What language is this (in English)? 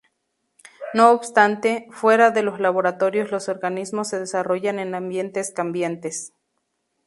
Spanish